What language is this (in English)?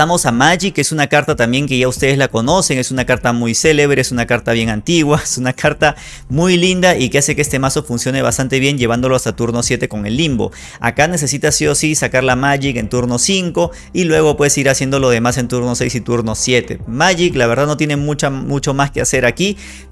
Spanish